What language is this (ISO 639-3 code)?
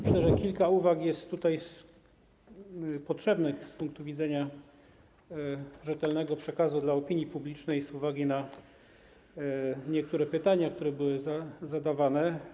pol